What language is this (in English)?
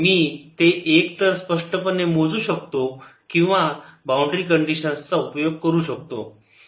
Marathi